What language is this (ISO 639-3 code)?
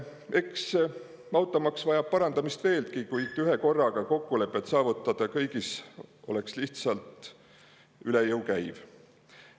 est